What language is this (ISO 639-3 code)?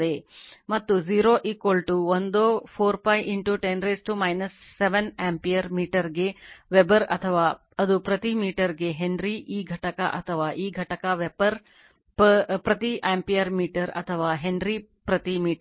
kan